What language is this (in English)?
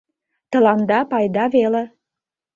Mari